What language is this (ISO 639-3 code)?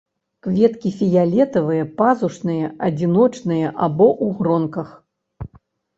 bel